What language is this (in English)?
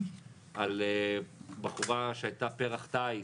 Hebrew